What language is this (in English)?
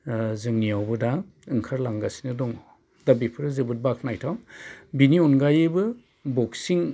Bodo